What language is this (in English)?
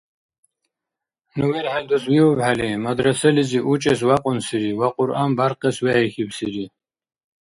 Dargwa